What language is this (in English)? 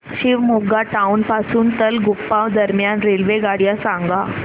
Marathi